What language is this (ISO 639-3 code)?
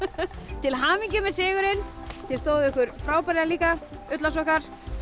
isl